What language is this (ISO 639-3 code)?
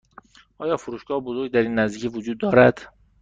fas